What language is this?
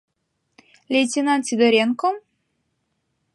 Mari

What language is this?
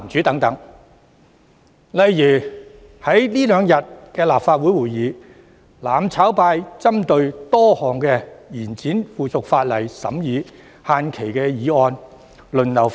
Cantonese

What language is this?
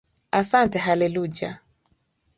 Swahili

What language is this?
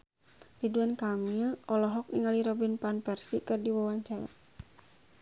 Sundanese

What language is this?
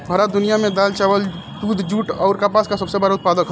Bhojpuri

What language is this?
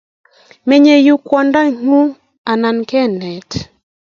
Kalenjin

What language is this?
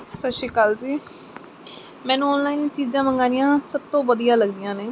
Punjabi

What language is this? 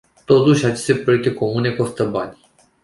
Romanian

